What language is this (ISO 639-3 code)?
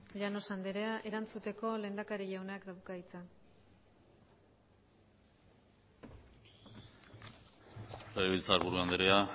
eus